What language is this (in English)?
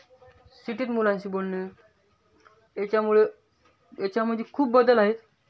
Marathi